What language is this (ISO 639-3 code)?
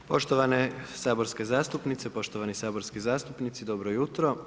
hrv